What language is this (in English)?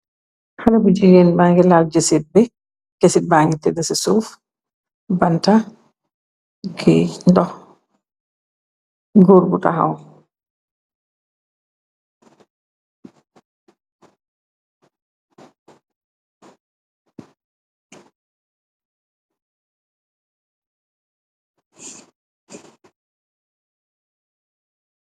Wolof